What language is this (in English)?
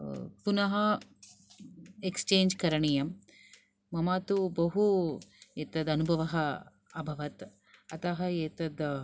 Sanskrit